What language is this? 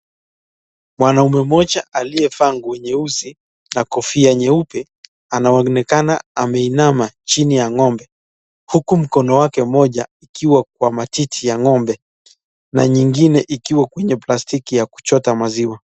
Swahili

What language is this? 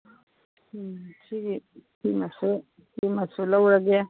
Manipuri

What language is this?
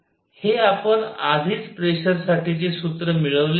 Marathi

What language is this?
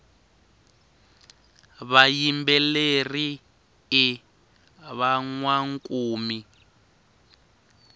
Tsonga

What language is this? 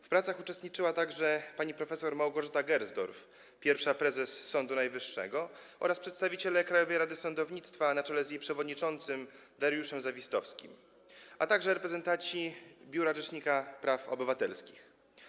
Polish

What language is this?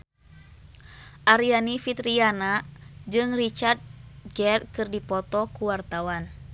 Sundanese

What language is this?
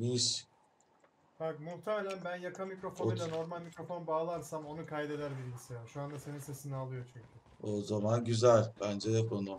Turkish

